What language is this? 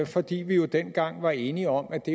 Danish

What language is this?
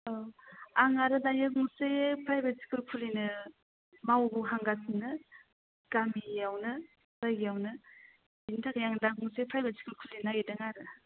Bodo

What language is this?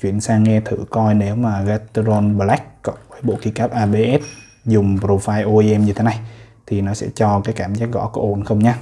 Vietnamese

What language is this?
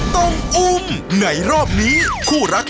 Thai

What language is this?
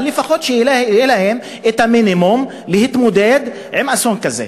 Hebrew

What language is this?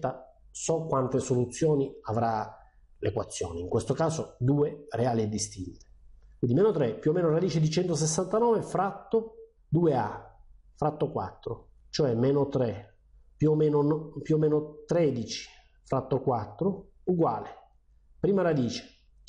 Italian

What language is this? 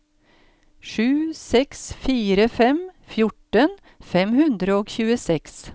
Norwegian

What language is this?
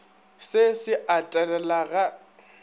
Northern Sotho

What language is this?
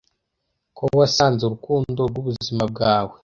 Kinyarwanda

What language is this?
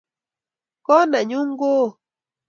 Kalenjin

